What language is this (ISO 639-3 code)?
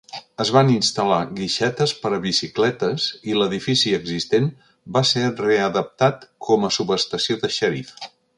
cat